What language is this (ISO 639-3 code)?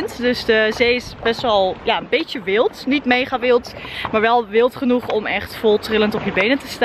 nld